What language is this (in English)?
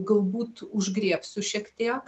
Lithuanian